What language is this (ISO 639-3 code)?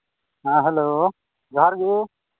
sat